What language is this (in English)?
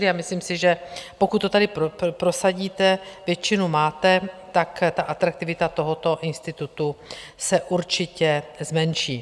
Czech